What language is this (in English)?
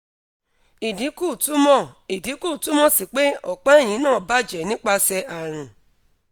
Yoruba